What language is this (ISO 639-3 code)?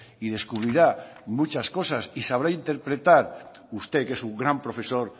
spa